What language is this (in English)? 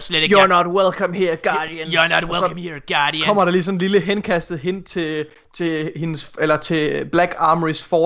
Danish